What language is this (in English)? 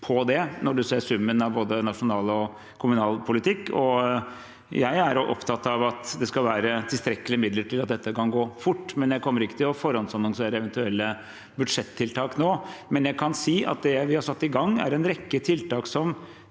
Norwegian